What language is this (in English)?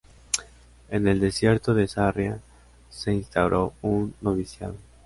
Spanish